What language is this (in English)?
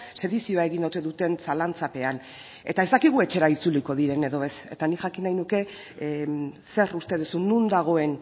Basque